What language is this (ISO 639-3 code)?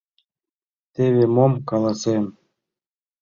chm